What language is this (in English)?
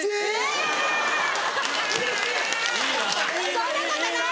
Japanese